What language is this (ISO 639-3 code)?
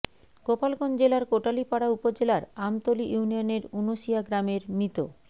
ben